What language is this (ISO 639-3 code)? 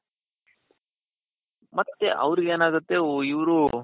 kan